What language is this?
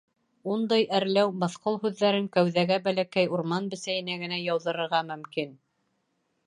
Bashkir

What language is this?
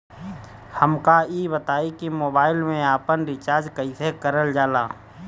Bhojpuri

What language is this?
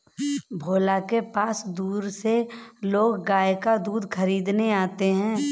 Hindi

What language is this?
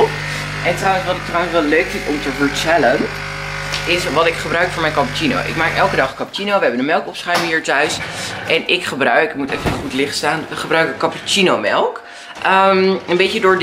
Dutch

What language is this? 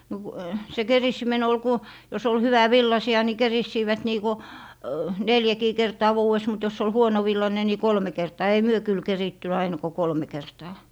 Finnish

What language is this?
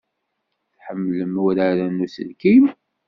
Kabyle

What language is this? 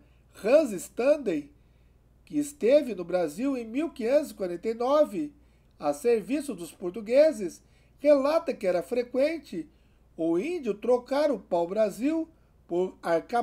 Portuguese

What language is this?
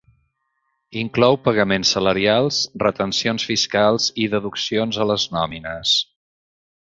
Catalan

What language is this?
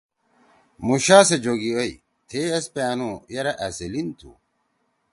Torwali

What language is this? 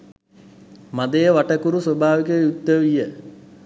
Sinhala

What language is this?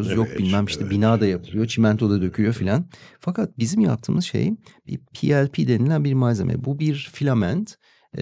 Turkish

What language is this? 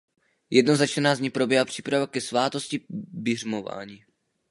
Czech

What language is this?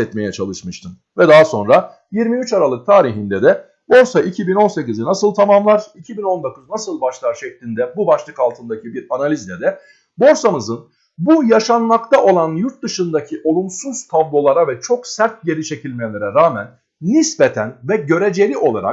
Turkish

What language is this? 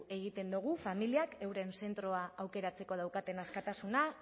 Basque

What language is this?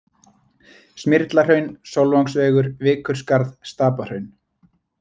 Icelandic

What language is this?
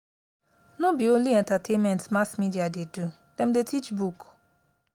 Nigerian Pidgin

